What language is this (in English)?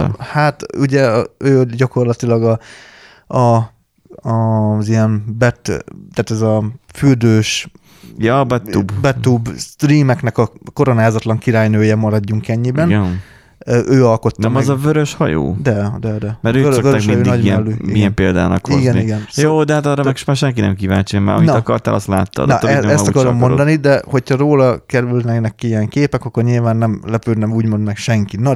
Hungarian